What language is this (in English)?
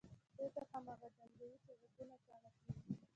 Pashto